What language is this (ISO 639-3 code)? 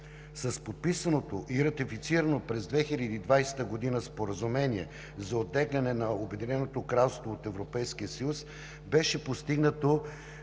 bul